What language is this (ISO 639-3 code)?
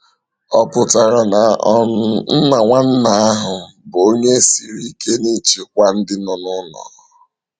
ibo